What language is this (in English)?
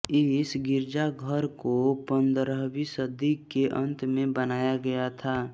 Hindi